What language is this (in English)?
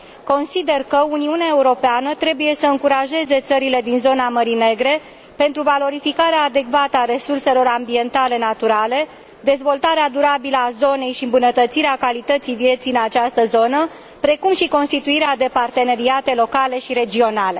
Romanian